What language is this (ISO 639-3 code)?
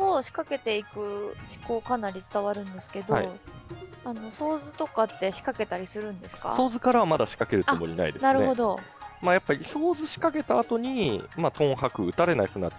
jpn